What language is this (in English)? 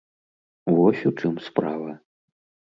Belarusian